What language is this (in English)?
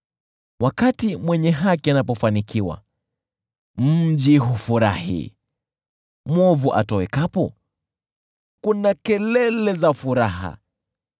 Swahili